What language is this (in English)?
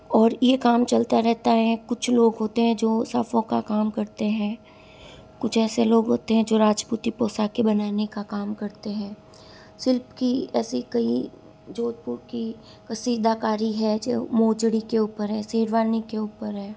Hindi